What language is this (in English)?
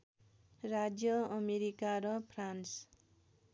Nepali